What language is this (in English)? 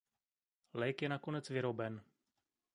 Czech